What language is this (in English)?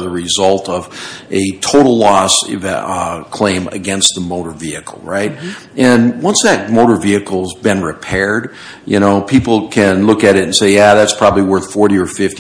English